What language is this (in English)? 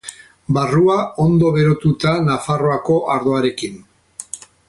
Basque